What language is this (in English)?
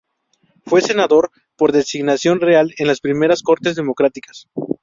Spanish